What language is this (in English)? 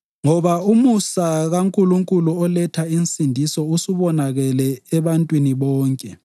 North Ndebele